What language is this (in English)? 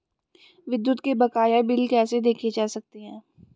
Hindi